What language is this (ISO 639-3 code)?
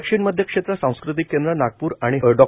mar